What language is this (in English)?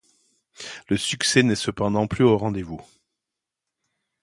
French